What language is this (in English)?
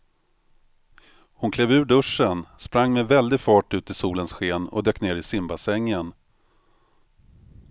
Swedish